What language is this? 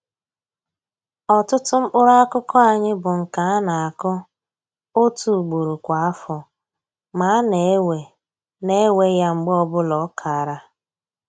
Igbo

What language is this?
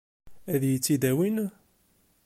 Kabyle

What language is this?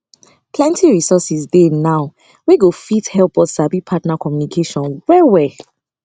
Nigerian Pidgin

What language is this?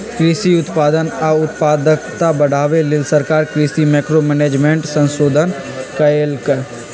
Magahi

